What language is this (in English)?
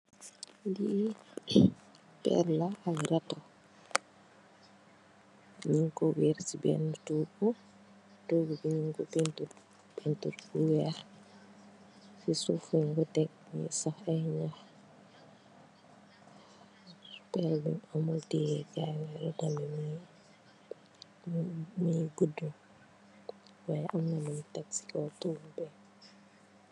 Wolof